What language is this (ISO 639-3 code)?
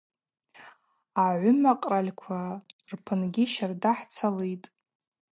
abq